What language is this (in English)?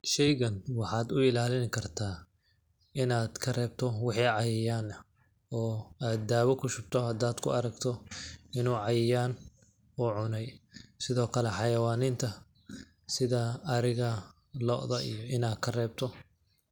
Somali